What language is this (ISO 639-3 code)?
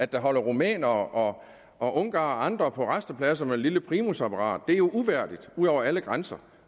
dan